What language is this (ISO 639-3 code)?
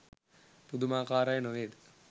sin